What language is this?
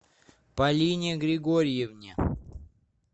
Russian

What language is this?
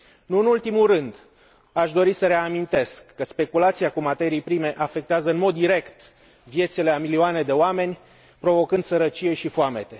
Romanian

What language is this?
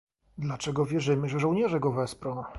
Polish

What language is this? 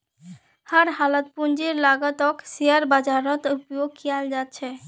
Magahi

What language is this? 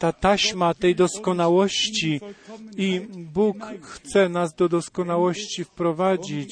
Polish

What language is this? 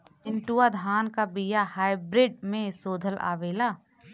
Bhojpuri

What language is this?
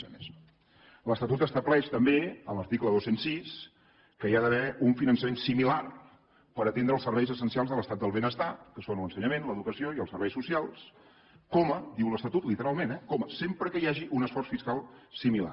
Catalan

